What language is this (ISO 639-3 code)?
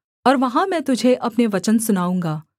hin